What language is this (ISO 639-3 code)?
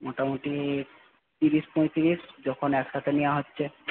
ben